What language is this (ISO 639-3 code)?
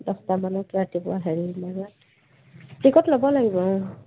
asm